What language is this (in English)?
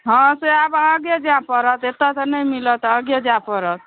Maithili